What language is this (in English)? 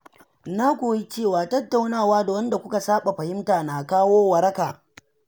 Hausa